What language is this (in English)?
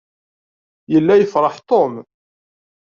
Kabyle